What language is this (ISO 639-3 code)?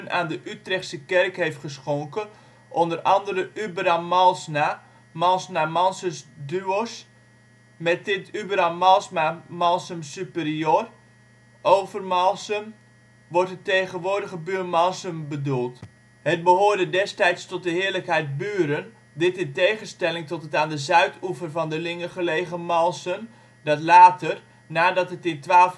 nld